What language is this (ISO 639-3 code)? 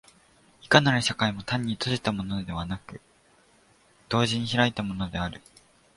jpn